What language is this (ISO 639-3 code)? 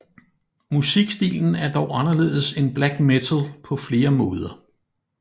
dan